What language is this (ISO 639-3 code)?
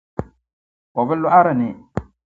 dag